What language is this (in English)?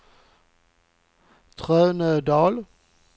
Swedish